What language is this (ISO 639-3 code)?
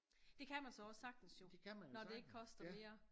dan